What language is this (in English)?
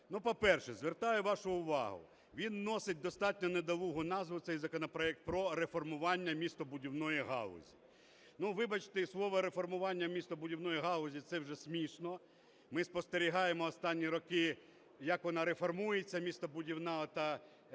Ukrainian